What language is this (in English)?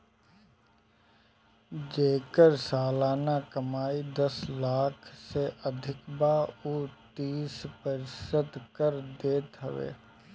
Bhojpuri